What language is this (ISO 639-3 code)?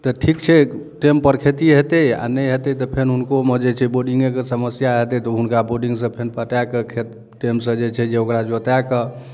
mai